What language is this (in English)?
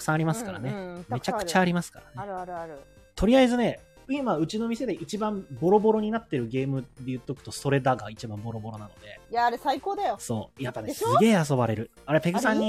Japanese